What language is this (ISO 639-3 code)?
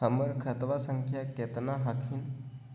mag